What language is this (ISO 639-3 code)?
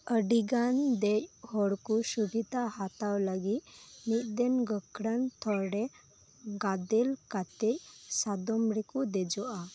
sat